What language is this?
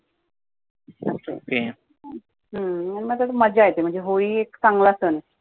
Marathi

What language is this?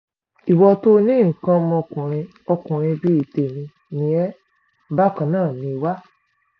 Yoruba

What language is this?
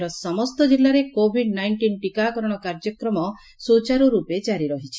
Odia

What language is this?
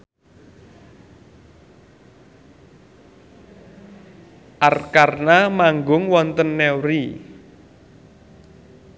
Javanese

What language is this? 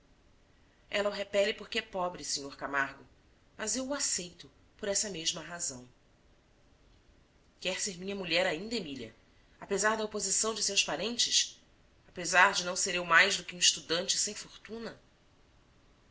Portuguese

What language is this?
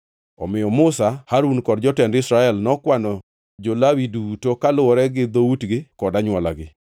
Luo (Kenya and Tanzania)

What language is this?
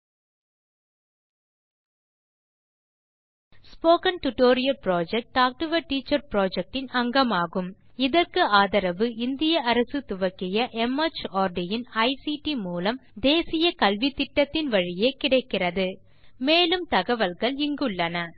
Tamil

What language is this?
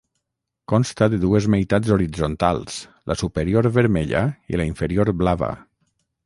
Catalan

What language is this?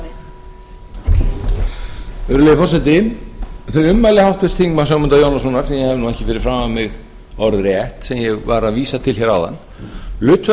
Icelandic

